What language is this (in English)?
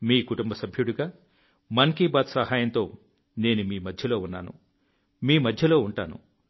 Telugu